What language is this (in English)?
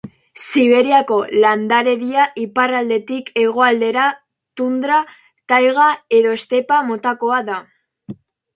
Basque